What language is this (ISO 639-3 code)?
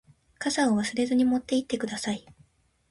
jpn